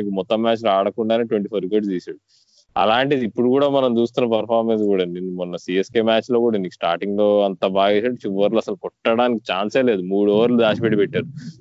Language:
Telugu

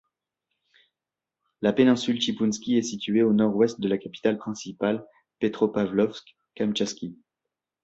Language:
French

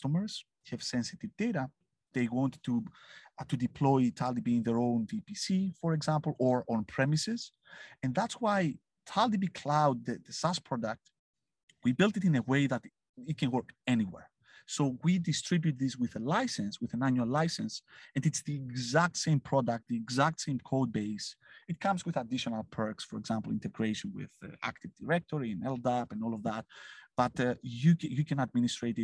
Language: English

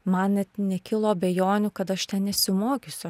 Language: Lithuanian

